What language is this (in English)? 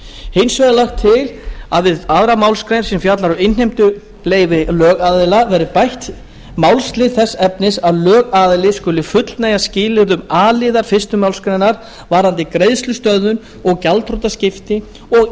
Icelandic